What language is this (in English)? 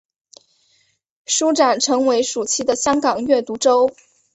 Chinese